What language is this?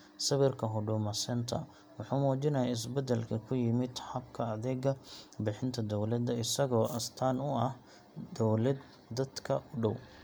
Somali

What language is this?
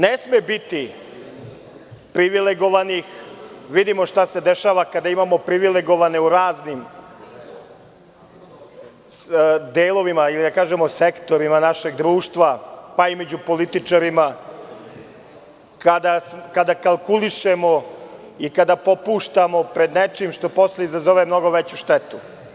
Serbian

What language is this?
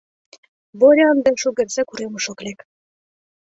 Mari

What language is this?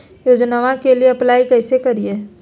Magahi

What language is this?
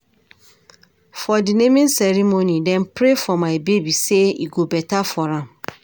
Nigerian Pidgin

